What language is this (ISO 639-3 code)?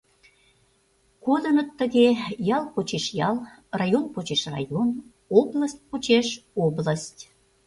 chm